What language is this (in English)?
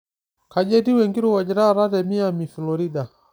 Masai